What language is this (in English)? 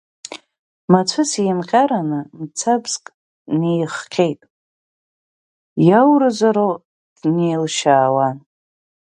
Abkhazian